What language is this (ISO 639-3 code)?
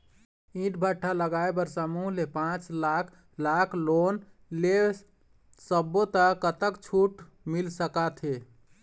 hne